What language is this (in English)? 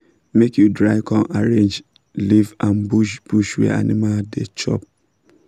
Nigerian Pidgin